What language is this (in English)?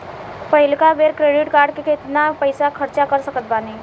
Bhojpuri